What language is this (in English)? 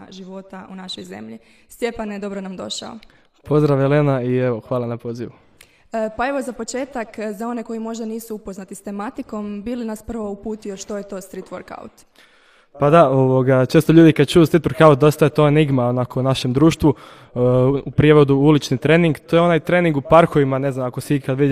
Croatian